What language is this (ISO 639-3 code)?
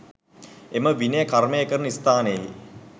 sin